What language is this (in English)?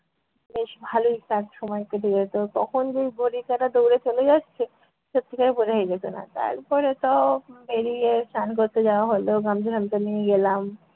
Bangla